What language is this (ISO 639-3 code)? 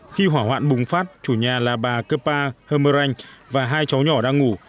vie